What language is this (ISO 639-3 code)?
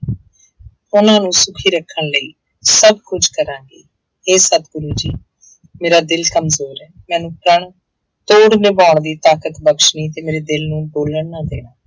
pan